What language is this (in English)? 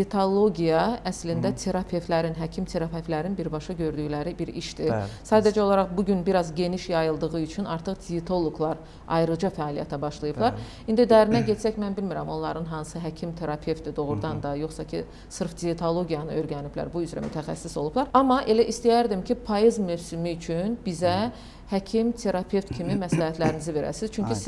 Turkish